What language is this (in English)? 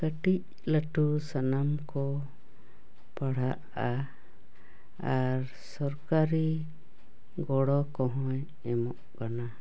Santali